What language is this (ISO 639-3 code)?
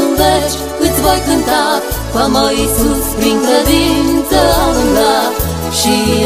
ron